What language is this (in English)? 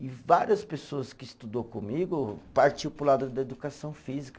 Portuguese